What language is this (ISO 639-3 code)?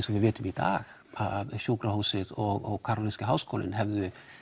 isl